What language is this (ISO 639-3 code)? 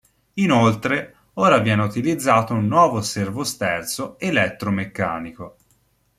ita